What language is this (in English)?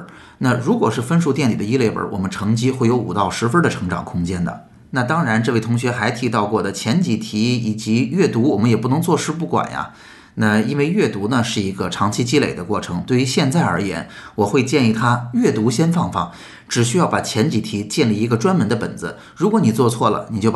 Chinese